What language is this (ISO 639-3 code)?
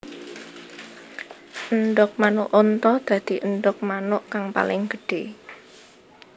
jav